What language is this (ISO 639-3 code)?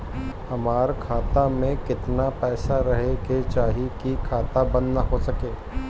bho